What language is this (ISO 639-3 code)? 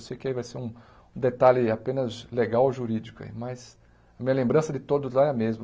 por